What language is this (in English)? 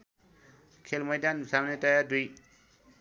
Nepali